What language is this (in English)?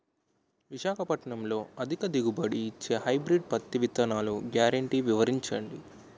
Telugu